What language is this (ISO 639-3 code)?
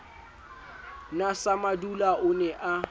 sot